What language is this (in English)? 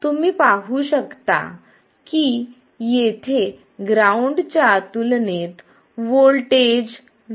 Marathi